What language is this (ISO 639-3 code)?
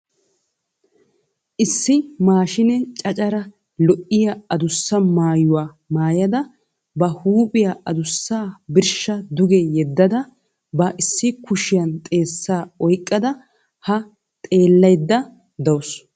wal